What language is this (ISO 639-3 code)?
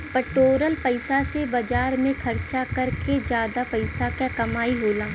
bho